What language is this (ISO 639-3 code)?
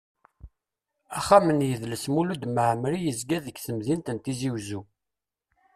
kab